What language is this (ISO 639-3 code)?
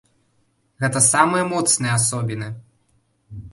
bel